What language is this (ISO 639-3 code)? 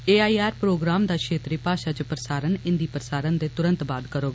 doi